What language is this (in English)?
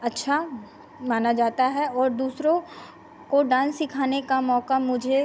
Hindi